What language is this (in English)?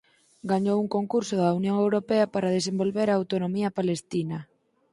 Galician